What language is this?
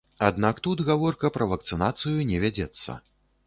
Belarusian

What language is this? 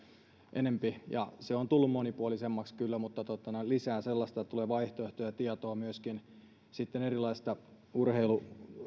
Finnish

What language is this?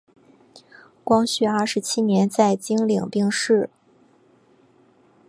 Chinese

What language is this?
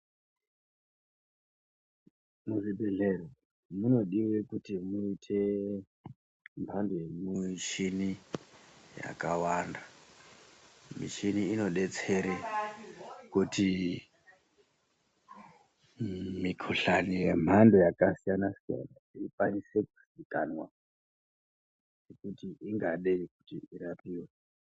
Ndau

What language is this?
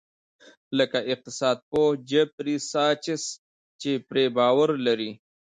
Pashto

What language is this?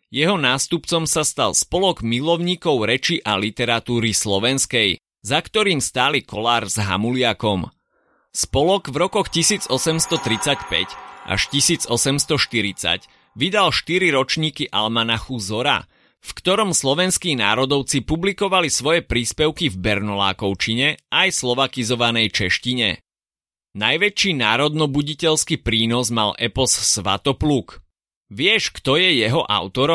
Slovak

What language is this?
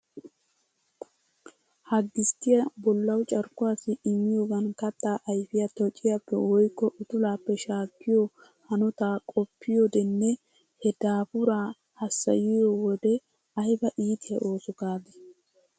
Wolaytta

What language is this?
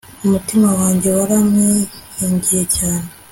Kinyarwanda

